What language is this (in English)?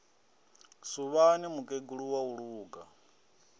Venda